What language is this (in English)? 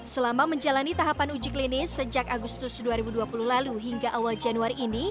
Indonesian